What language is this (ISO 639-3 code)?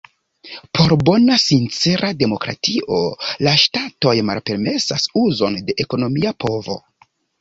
epo